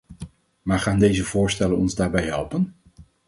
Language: Dutch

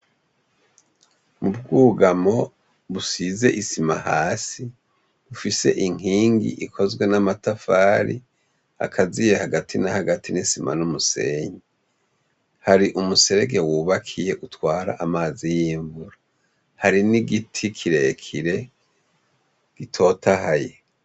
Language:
Rundi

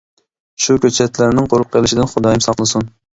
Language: Uyghur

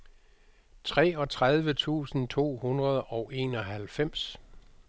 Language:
Danish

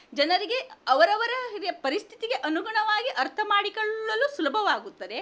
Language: Kannada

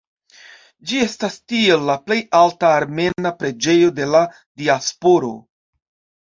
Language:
Esperanto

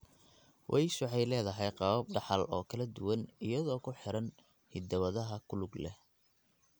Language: Somali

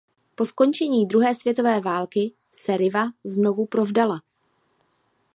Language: Czech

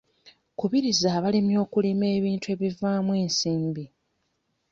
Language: Ganda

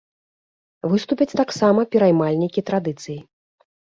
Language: Belarusian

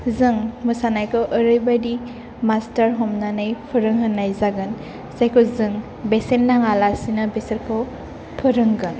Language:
Bodo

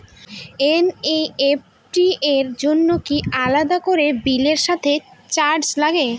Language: Bangla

